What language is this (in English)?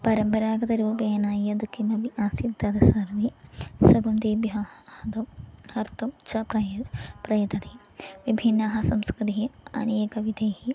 Sanskrit